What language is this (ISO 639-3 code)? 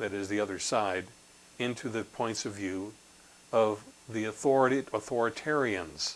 eng